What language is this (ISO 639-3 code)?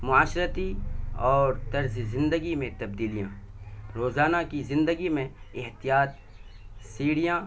urd